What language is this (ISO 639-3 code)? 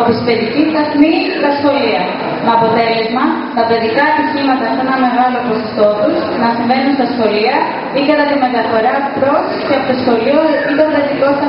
ell